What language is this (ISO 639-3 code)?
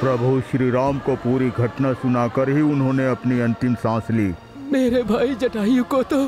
hin